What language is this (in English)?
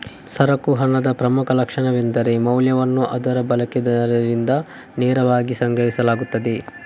Kannada